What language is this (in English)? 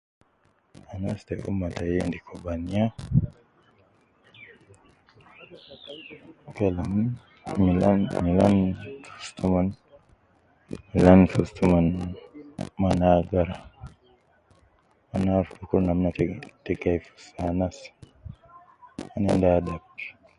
Nubi